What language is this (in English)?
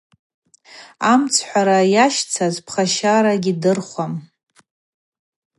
Abaza